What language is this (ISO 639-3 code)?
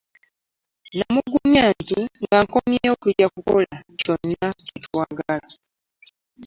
lug